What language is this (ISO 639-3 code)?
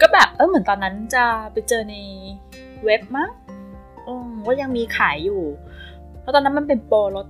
tha